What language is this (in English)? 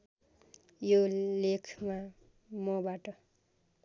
Nepali